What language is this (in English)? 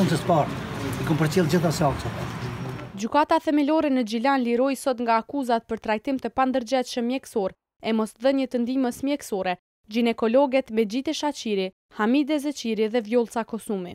Romanian